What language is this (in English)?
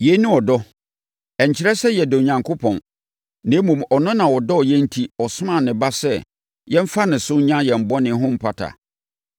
Akan